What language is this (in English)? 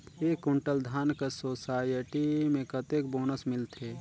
Chhattisgarhi